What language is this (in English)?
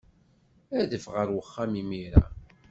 Kabyle